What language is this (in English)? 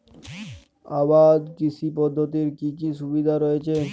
Bangla